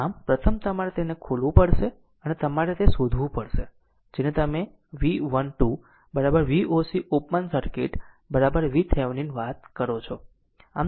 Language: Gujarati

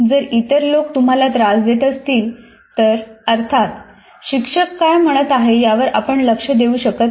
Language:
Marathi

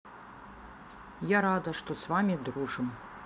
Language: Russian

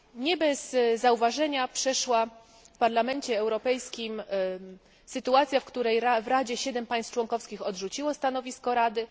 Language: Polish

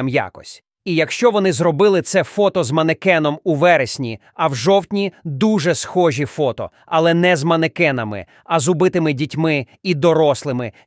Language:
Ukrainian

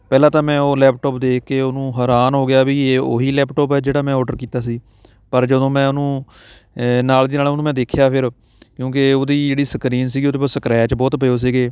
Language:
Punjabi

